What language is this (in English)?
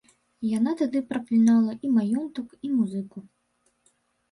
Belarusian